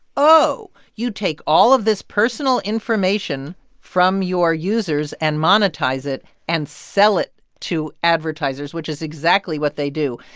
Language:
English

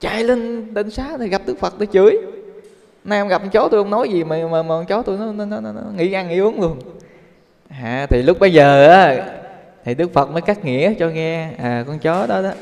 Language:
Vietnamese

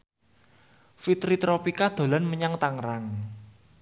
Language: Javanese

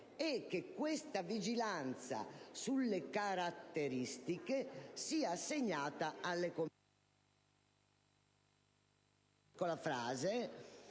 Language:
Italian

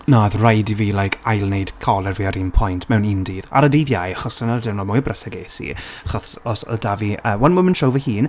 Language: Welsh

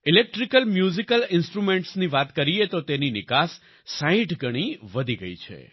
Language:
Gujarati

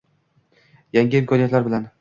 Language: Uzbek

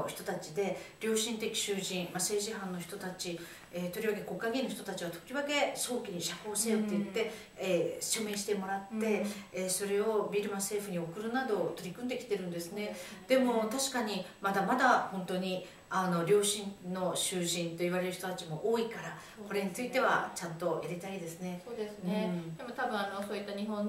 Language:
Japanese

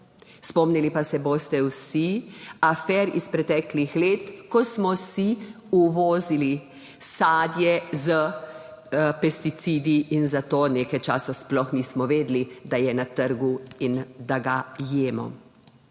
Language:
Slovenian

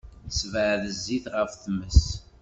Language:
Kabyle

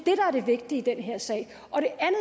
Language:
Danish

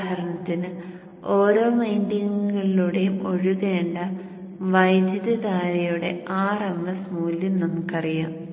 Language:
Malayalam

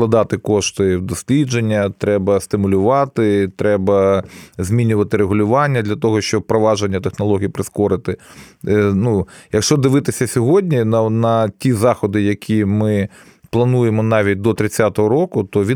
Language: Ukrainian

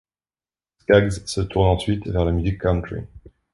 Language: French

